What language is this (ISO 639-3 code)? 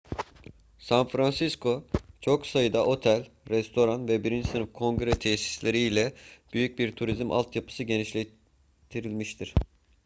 tur